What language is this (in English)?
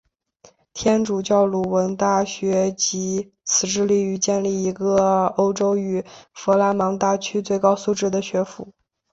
Chinese